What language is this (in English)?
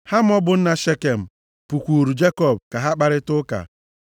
Igbo